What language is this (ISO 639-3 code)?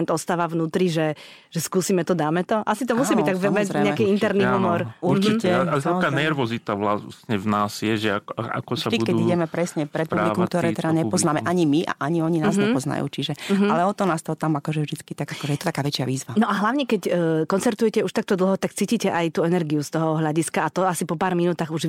slk